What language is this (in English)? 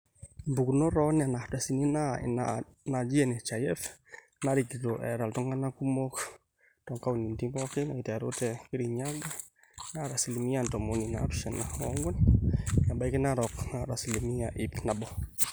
Masai